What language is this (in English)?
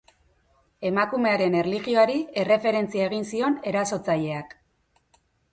Basque